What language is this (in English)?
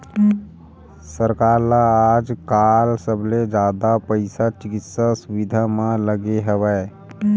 Chhattisgarhi